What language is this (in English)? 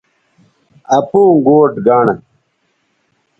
Bateri